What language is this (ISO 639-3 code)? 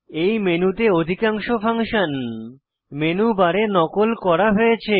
ben